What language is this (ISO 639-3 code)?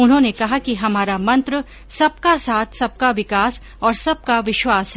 hin